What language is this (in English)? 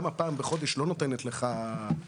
Hebrew